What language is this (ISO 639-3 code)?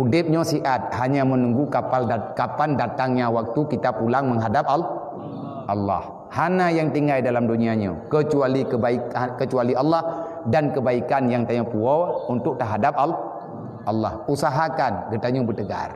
msa